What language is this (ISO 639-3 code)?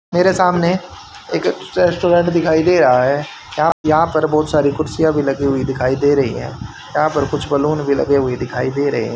hin